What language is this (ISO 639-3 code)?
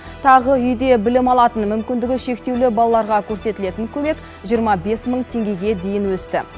kaz